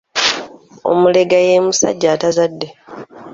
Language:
Ganda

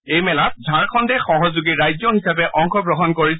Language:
Assamese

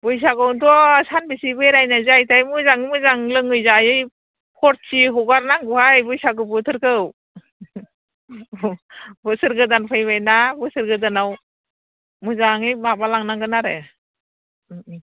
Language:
Bodo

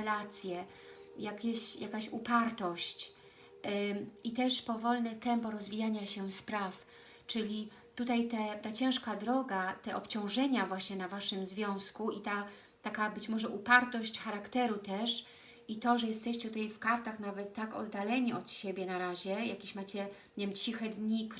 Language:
Polish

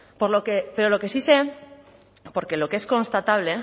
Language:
Spanish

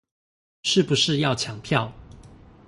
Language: Chinese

